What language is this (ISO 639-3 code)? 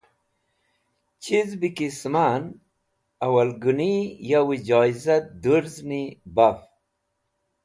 wbl